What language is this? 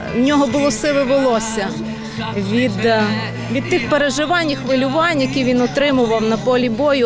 Ukrainian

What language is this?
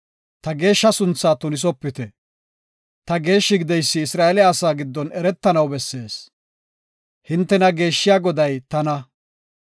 Gofa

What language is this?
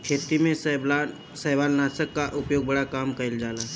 Bhojpuri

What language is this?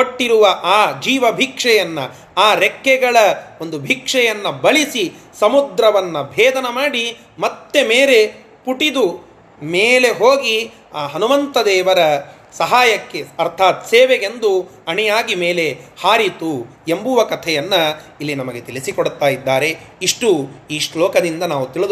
Kannada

